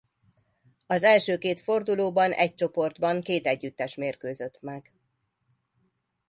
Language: Hungarian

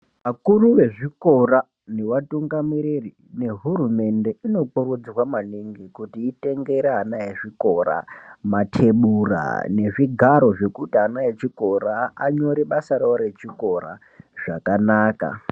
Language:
Ndau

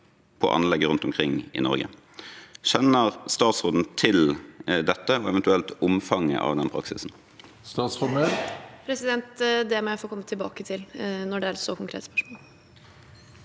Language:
Norwegian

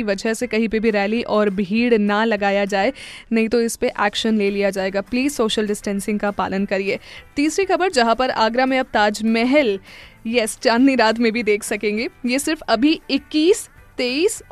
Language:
Hindi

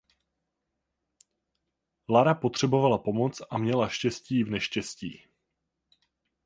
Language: Czech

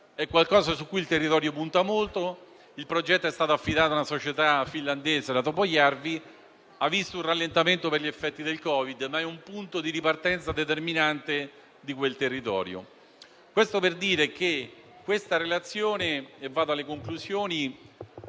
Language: Italian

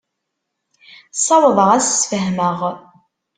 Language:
Kabyle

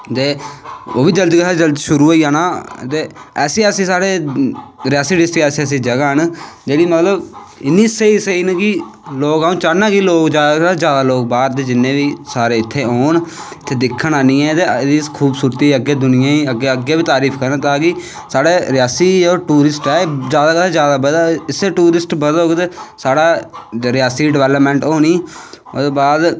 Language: Dogri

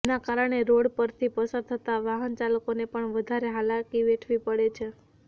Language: Gujarati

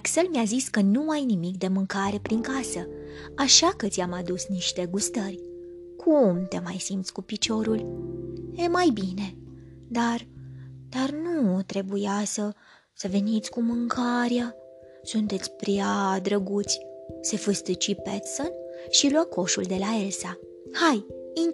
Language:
Romanian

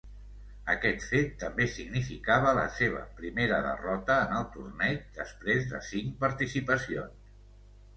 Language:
Catalan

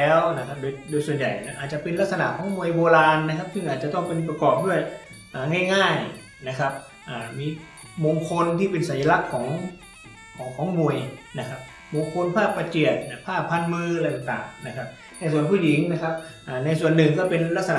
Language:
Thai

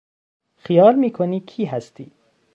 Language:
Persian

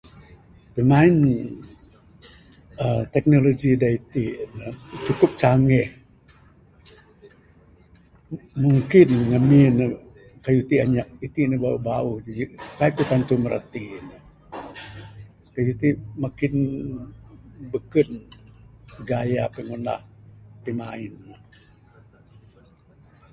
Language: Bukar-Sadung Bidayuh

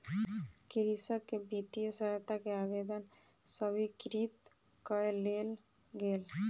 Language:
Maithili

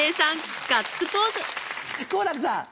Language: Japanese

